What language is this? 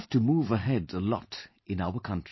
English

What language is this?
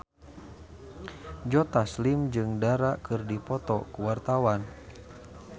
Sundanese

